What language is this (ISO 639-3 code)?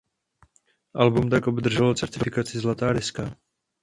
ces